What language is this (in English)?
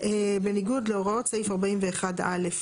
Hebrew